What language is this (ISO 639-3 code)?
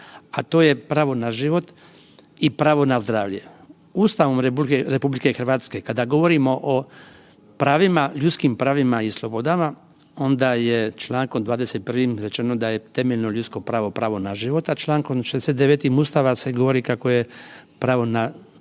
hrv